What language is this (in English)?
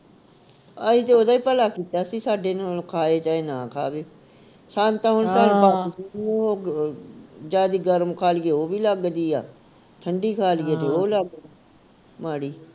Punjabi